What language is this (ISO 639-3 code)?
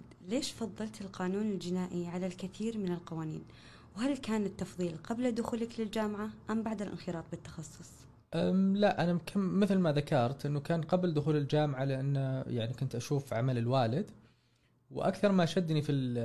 ara